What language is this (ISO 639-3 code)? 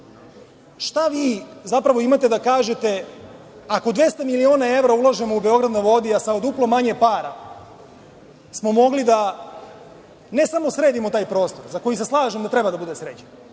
srp